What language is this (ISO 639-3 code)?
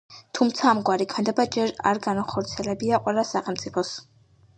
kat